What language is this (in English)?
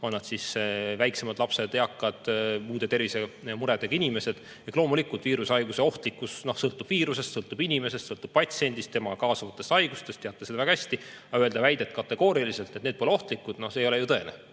Estonian